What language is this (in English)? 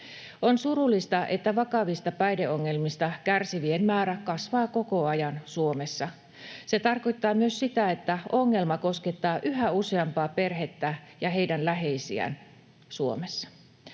Finnish